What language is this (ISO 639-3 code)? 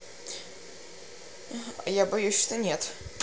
rus